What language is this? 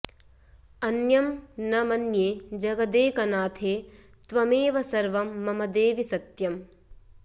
Sanskrit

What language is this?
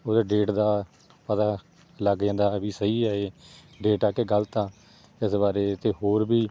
Punjabi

